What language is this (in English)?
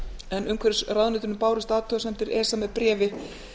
Icelandic